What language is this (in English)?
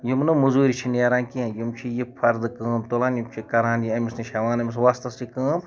Kashmiri